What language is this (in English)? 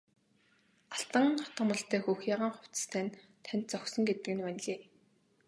Mongolian